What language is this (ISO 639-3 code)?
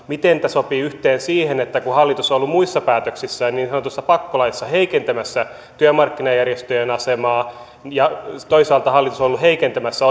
fin